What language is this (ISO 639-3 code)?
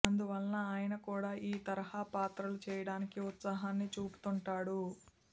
tel